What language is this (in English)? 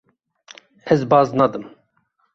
Kurdish